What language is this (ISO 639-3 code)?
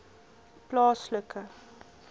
afr